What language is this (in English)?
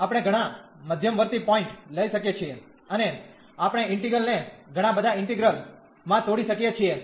Gujarati